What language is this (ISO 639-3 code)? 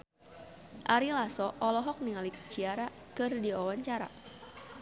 sun